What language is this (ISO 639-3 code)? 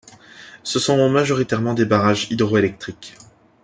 fra